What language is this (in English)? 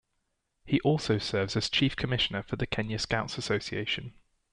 English